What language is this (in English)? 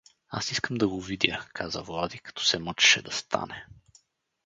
Bulgarian